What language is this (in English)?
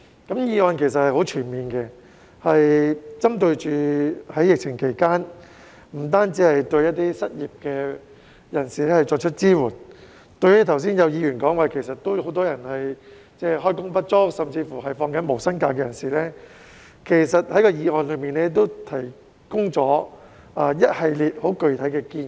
Cantonese